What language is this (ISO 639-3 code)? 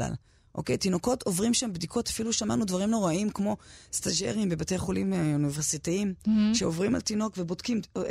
heb